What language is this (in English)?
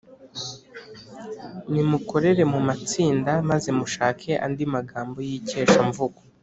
Kinyarwanda